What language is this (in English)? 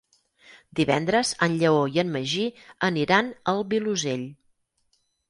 Catalan